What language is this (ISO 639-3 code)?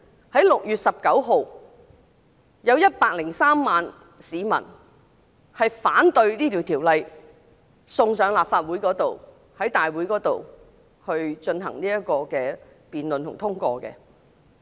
yue